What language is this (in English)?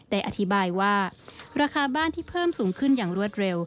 Thai